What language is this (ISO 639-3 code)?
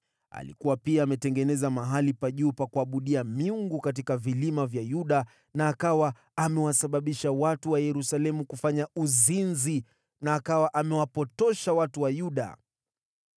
swa